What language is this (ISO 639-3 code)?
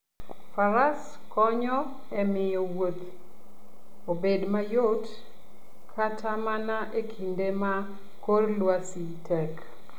luo